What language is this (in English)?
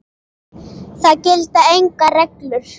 Icelandic